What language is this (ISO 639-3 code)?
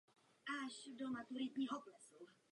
ces